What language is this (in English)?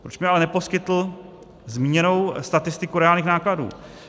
Czech